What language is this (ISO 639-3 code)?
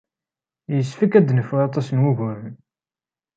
kab